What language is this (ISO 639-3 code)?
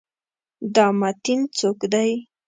pus